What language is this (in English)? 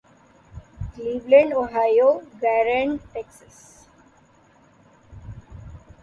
Urdu